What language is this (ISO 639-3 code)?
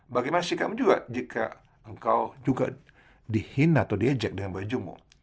ind